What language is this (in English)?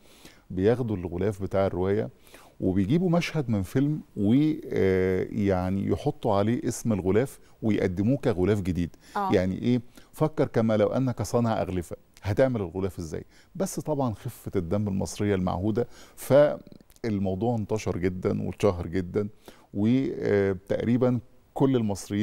Arabic